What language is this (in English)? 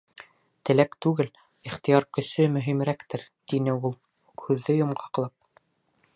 Bashkir